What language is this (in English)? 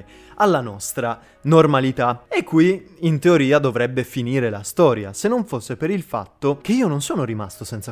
Italian